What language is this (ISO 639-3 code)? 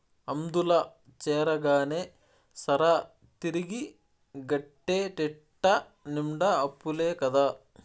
tel